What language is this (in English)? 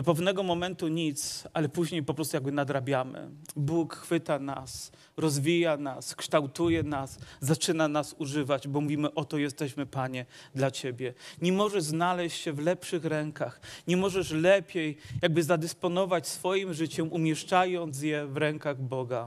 Polish